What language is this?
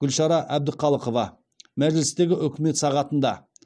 Kazakh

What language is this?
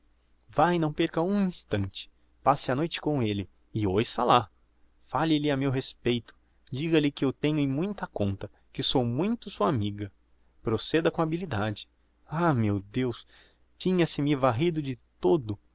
Portuguese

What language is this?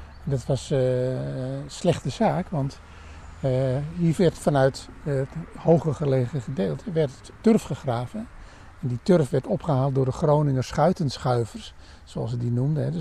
Dutch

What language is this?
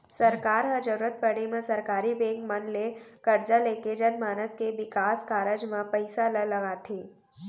Chhattisgarhi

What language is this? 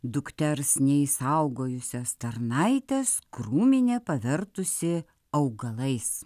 Lithuanian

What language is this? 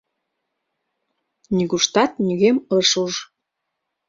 Mari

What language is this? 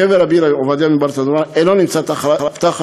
Hebrew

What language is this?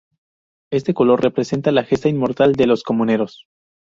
Spanish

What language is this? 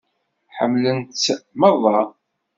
Kabyle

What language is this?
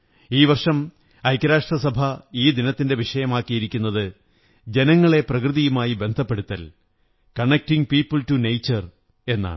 Malayalam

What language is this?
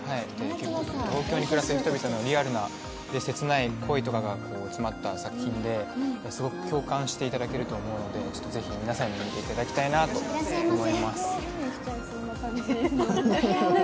Japanese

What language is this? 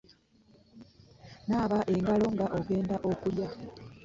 Ganda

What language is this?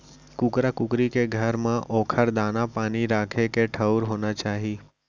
Chhattisgarhi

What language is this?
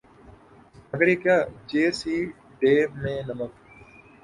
Urdu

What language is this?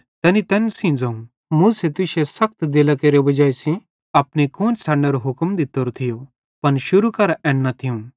Bhadrawahi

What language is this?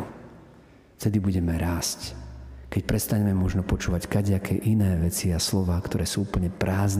Slovak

